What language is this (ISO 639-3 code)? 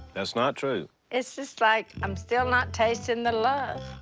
eng